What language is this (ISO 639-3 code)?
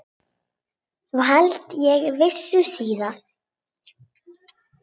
isl